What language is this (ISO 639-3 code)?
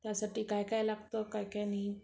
mar